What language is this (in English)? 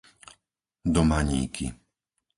Slovak